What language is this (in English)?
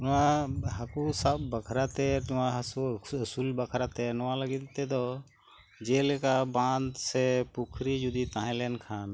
Santali